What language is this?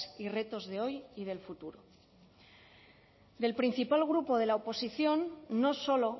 Spanish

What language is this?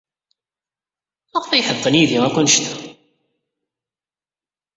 Kabyle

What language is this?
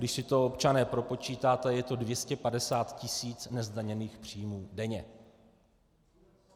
Czech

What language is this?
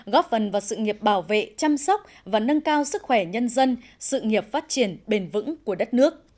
Vietnamese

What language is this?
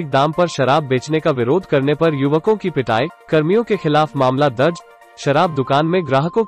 Hindi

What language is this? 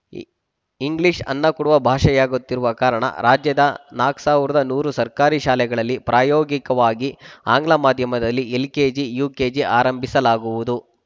Kannada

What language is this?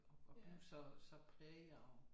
Danish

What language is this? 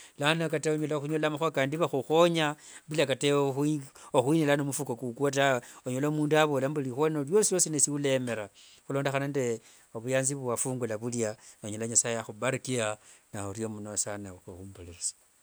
Wanga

